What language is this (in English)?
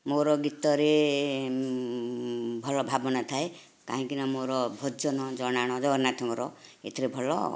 Odia